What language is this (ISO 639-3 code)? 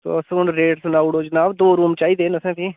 doi